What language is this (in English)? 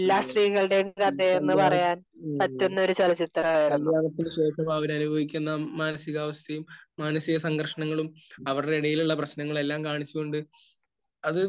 Malayalam